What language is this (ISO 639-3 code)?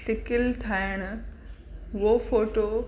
snd